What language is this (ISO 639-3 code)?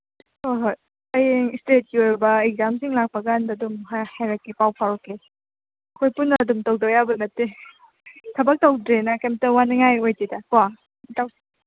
mni